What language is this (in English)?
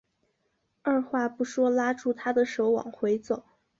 Chinese